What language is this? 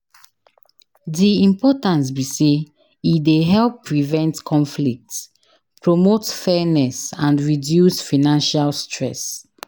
Nigerian Pidgin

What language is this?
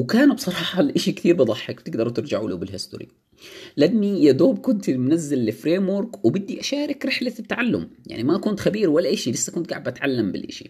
Arabic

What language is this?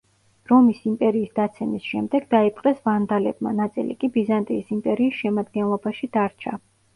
Georgian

